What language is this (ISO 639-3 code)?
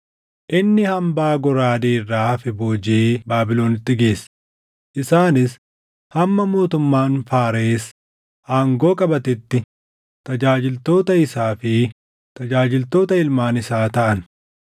orm